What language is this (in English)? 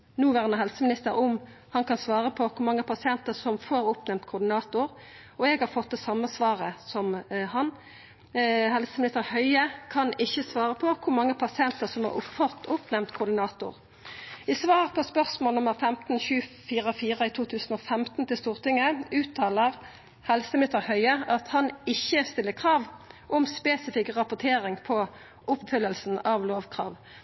Norwegian Nynorsk